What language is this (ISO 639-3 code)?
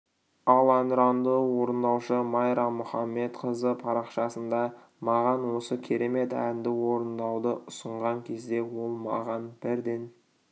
kaz